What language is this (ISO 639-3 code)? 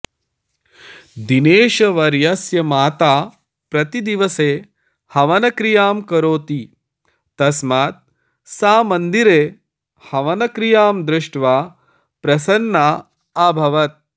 san